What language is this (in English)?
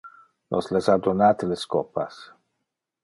Interlingua